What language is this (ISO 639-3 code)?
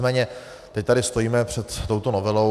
ces